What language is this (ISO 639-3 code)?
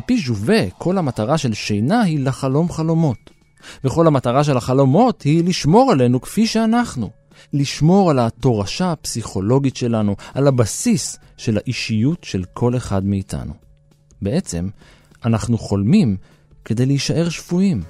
heb